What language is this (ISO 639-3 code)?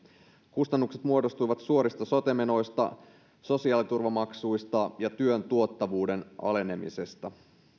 fin